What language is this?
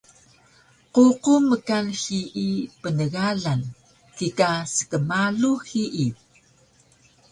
Taroko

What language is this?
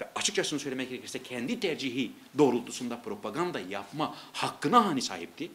Turkish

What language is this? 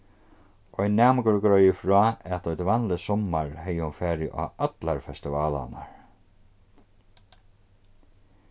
Faroese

